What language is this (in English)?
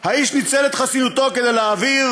Hebrew